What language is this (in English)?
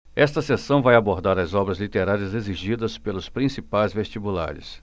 Portuguese